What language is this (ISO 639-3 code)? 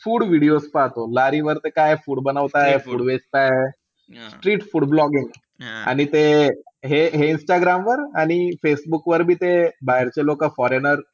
mar